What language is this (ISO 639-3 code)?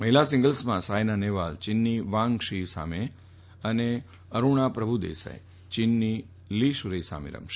guj